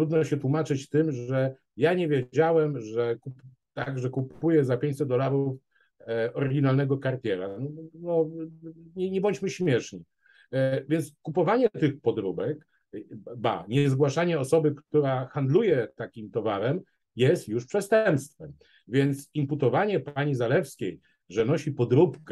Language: Polish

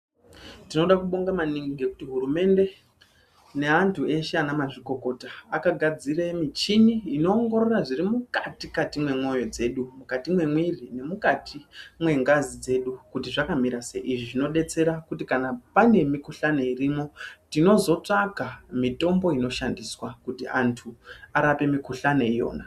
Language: Ndau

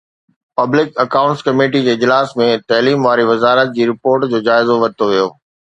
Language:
Sindhi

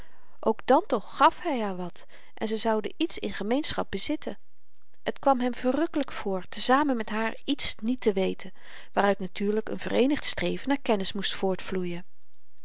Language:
Dutch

